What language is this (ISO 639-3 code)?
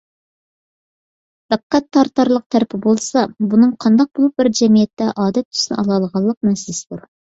uig